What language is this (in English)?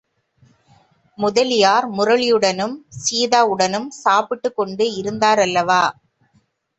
Tamil